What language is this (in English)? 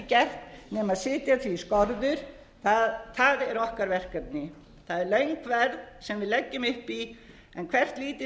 Icelandic